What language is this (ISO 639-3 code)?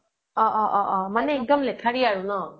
asm